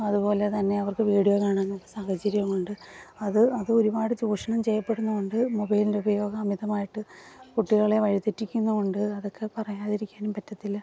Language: Malayalam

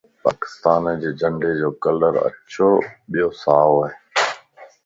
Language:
Lasi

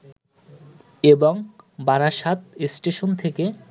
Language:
Bangla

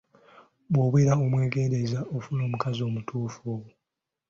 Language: Ganda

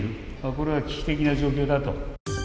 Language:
Japanese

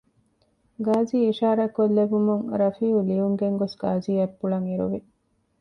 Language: Divehi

